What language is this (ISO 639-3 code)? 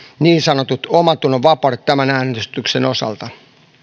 fin